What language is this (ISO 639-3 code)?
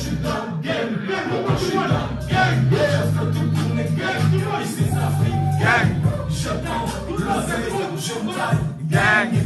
fra